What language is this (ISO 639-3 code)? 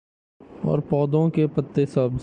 urd